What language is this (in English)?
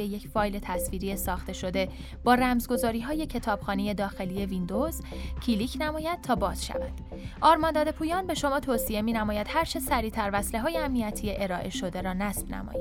Persian